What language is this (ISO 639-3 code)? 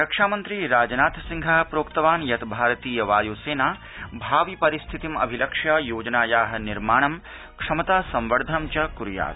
san